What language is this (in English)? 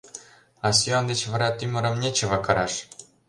Mari